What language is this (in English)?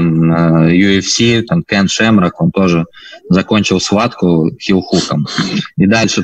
Russian